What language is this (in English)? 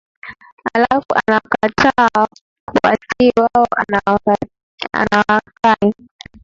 Swahili